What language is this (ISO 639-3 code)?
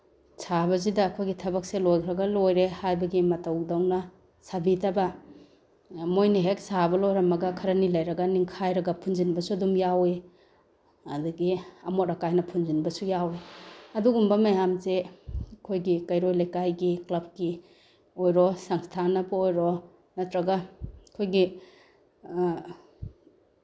mni